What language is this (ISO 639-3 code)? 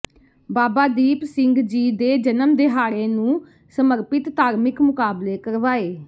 pan